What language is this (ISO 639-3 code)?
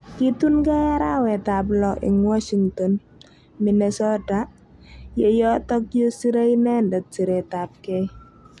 kln